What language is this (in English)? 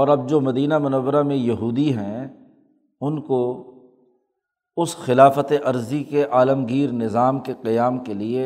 Urdu